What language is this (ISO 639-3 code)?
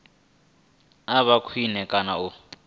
ven